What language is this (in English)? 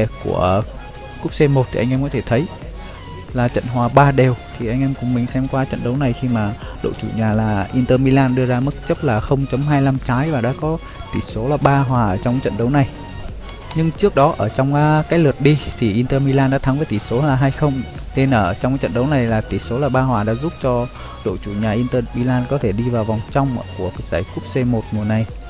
Vietnamese